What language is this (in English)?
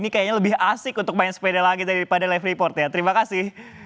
Indonesian